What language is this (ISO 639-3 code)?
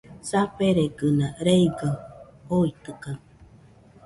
hux